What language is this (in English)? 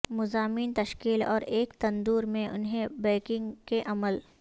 Urdu